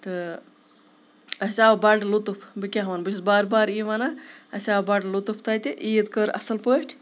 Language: Kashmiri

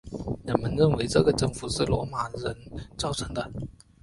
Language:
Chinese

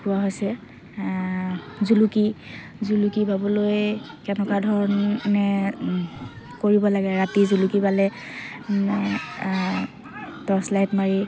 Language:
Assamese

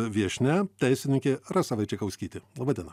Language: Lithuanian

